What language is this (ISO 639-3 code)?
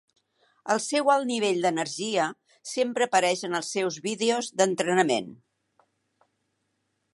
cat